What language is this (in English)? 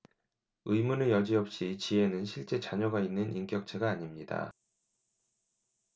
Korean